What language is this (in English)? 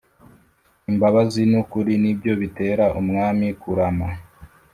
Kinyarwanda